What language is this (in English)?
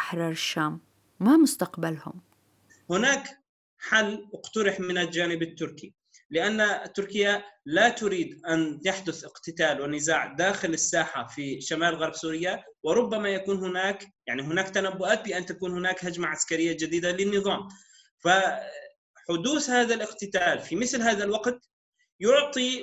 Arabic